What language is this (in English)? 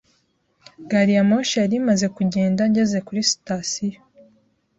Kinyarwanda